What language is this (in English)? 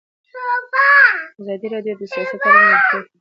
Pashto